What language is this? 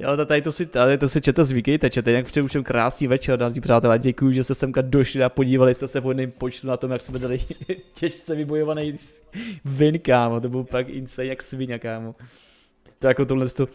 Czech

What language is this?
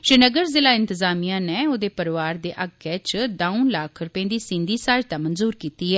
Dogri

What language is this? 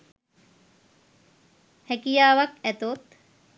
Sinhala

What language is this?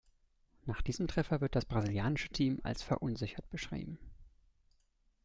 German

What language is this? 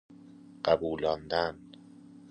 Persian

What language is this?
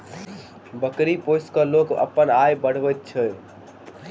Maithili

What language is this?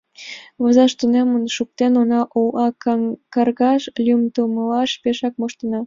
Mari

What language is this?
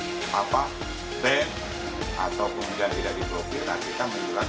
Indonesian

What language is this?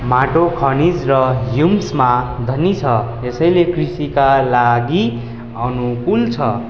Nepali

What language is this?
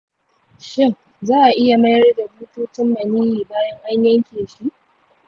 Hausa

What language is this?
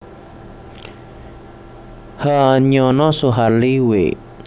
Javanese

